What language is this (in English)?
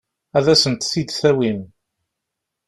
Kabyle